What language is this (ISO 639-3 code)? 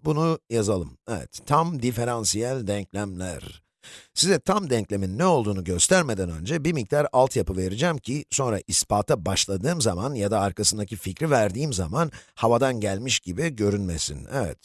tur